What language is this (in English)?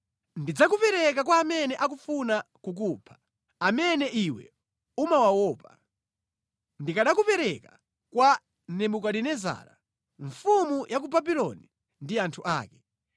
Nyanja